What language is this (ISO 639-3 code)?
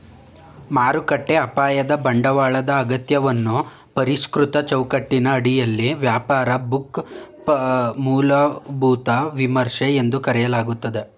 kan